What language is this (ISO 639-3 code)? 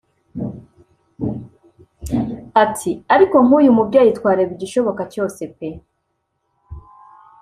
kin